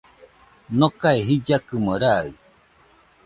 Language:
Nüpode Huitoto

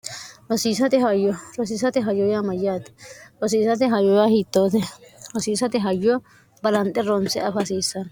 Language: Sidamo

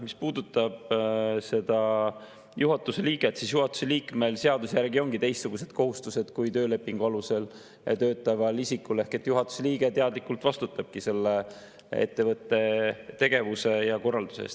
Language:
Estonian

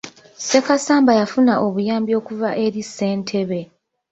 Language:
Ganda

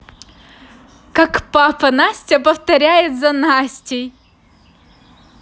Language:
Russian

